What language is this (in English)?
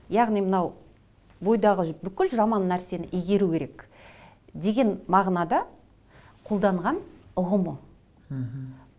Kazakh